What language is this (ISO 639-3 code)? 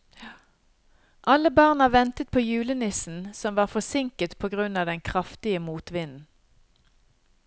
nor